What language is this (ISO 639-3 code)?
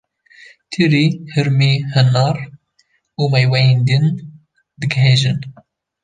kur